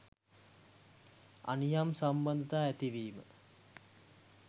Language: Sinhala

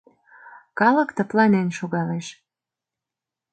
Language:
Mari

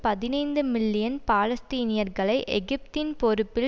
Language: Tamil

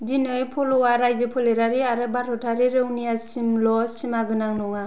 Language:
Bodo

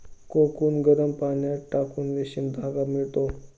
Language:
Marathi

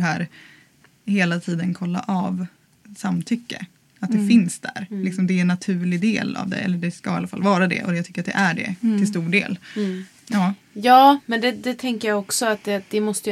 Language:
Swedish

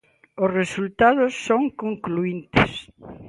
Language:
Galician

